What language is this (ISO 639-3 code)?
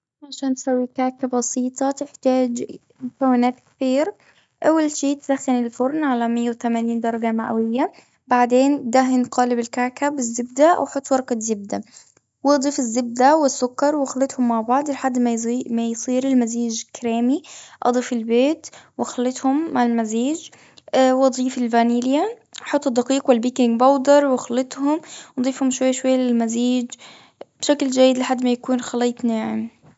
afb